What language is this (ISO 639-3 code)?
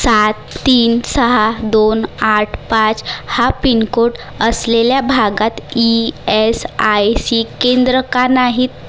mar